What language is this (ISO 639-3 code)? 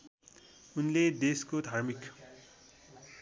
nep